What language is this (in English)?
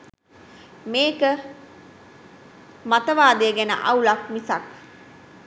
Sinhala